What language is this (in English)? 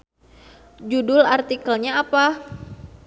Sundanese